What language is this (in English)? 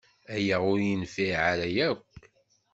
Kabyle